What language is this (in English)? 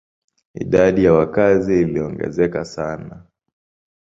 Swahili